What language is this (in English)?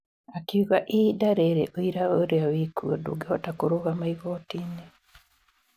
Kikuyu